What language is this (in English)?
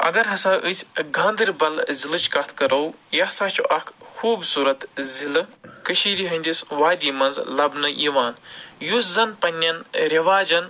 Kashmiri